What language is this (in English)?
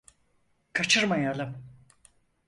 Turkish